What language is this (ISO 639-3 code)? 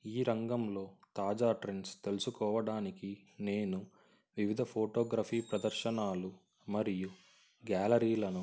tel